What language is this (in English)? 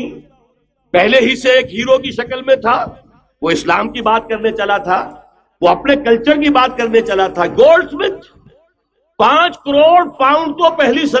Urdu